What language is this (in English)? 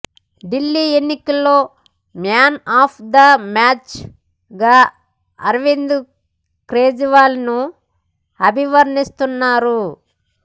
Telugu